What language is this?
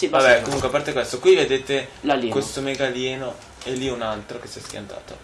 Italian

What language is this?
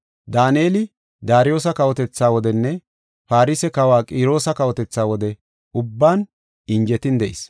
Gofa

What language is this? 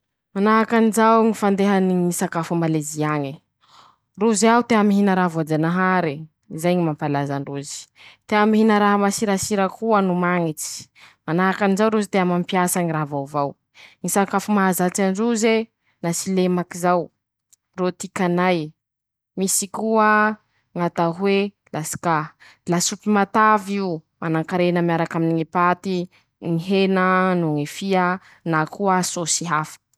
Masikoro Malagasy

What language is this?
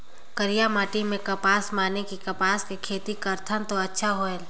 Chhattisgarhi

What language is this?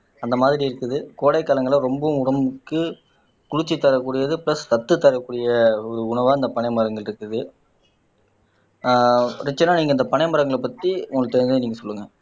Tamil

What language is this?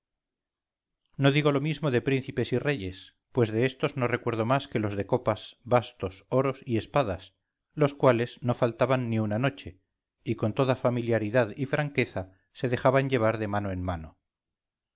Spanish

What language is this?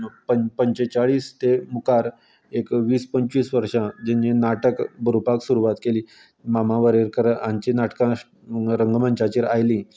Konkani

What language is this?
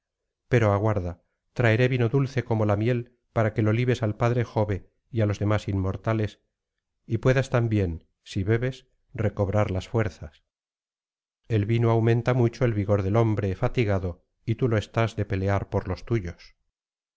Spanish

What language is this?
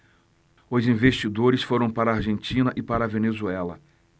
Portuguese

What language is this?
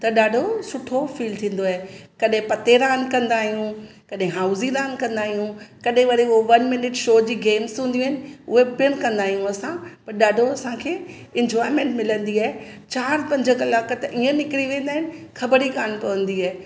Sindhi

